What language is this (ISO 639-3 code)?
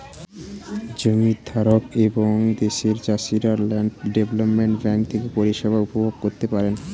ben